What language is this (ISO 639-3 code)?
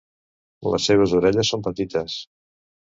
cat